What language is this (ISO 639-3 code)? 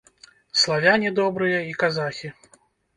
bel